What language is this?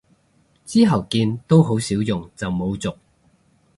Cantonese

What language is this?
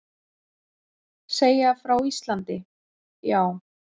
Icelandic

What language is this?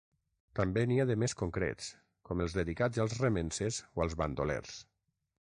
Catalan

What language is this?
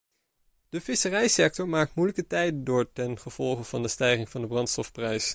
Dutch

